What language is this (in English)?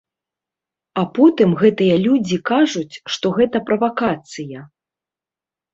Belarusian